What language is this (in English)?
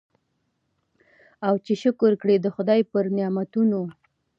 Pashto